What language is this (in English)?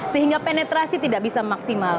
Indonesian